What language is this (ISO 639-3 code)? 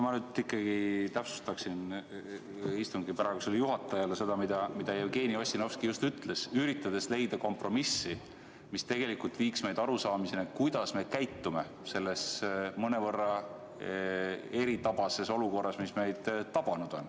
est